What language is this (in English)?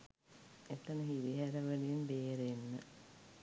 Sinhala